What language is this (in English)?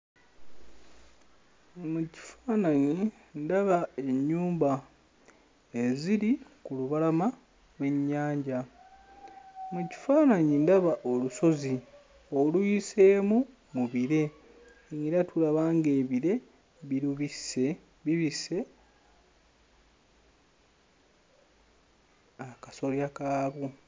Ganda